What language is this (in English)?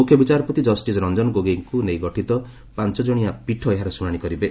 Odia